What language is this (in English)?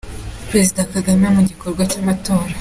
Kinyarwanda